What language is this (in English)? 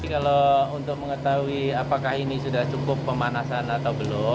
Indonesian